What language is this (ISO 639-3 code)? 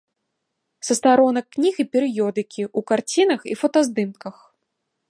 bel